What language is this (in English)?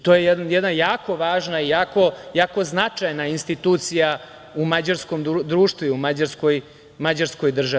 Serbian